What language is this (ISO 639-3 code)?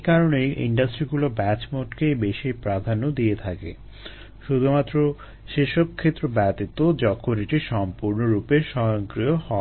ben